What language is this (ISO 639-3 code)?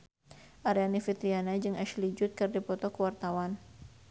sun